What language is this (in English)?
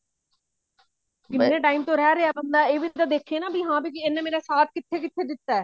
Punjabi